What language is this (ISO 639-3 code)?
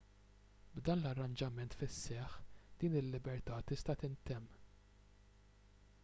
mlt